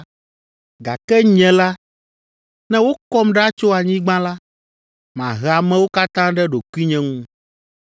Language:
Ewe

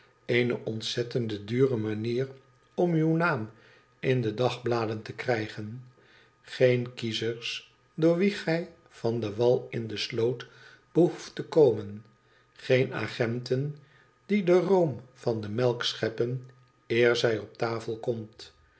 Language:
Dutch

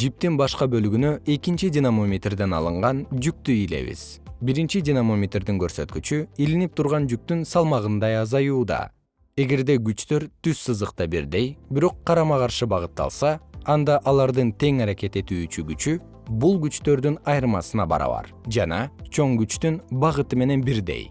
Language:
Kyrgyz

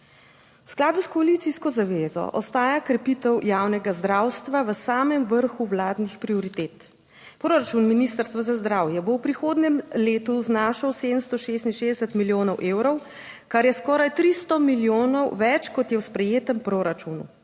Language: Slovenian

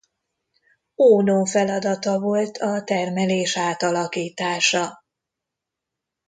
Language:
Hungarian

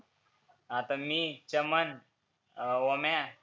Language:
Marathi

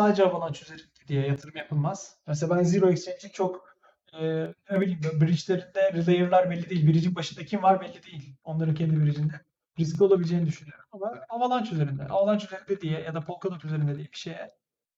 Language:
Turkish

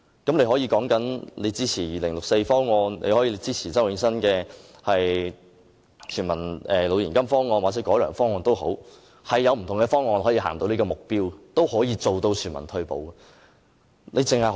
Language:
Cantonese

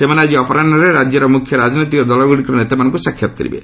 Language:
Odia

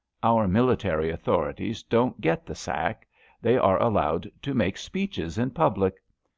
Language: English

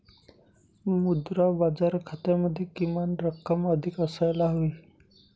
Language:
Marathi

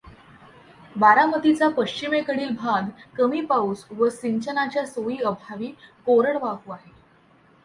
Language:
Marathi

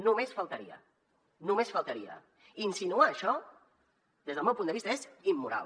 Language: Catalan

